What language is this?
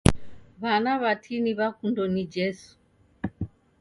Taita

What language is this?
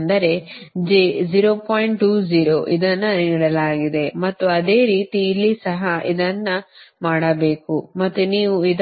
Kannada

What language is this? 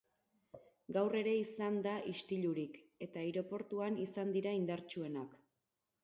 Basque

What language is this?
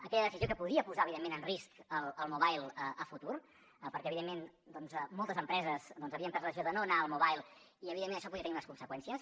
Catalan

